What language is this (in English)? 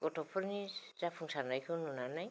Bodo